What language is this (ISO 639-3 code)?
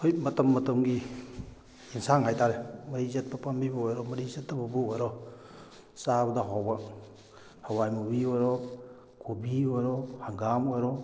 mni